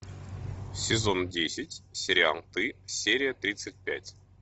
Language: Russian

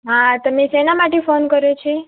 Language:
Gujarati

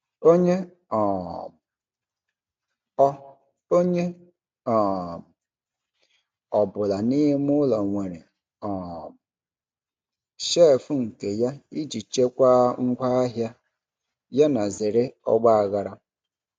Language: Igbo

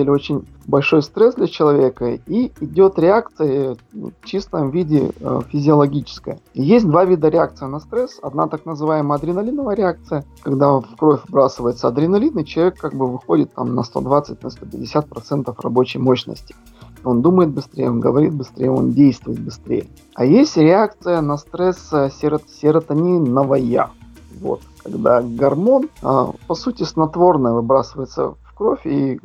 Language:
Russian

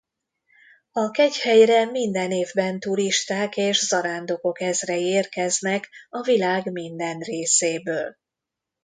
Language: Hungarian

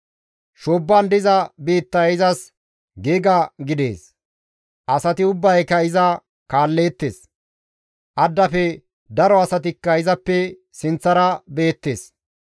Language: Gamo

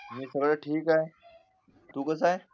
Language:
Marathi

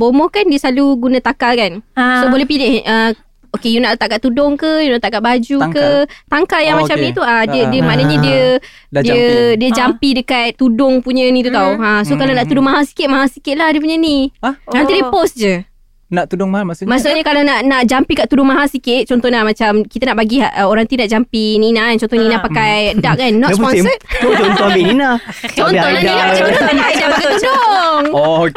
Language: Malay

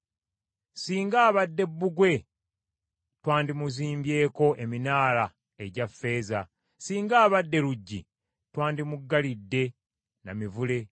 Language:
Ganda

